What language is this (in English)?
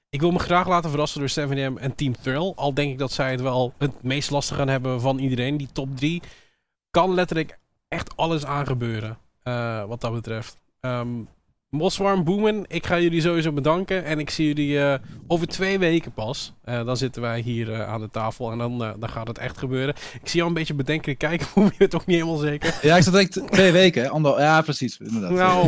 Dutch